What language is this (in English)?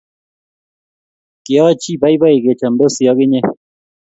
Kalenjin